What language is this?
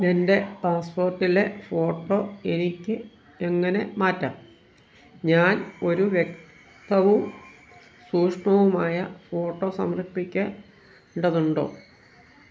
Malayalam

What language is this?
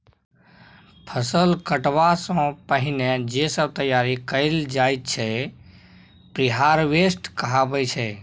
Maithili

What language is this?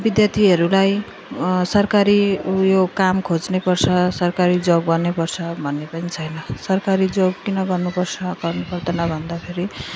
Nepali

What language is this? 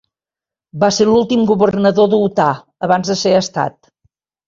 Catalan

